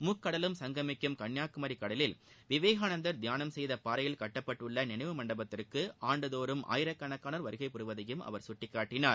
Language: Tamil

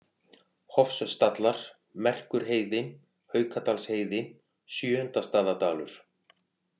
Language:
Icelandic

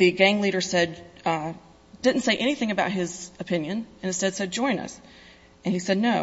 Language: English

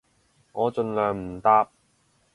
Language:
Cantonese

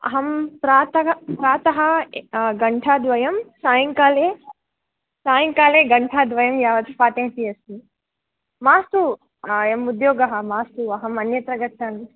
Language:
Sanskrit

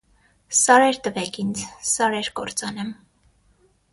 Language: Armenian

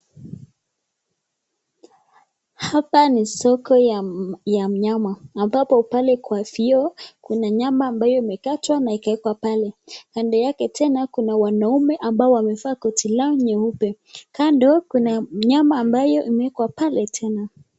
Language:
Swahili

